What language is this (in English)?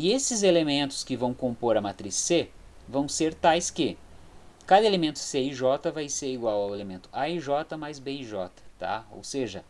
Portuguese